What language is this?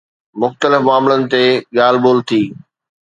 Sindhi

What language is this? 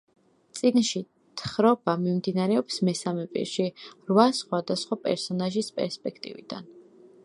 Georgian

